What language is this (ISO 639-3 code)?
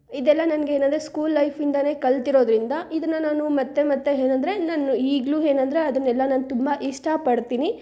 kan